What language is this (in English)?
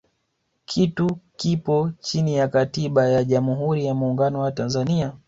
Swahili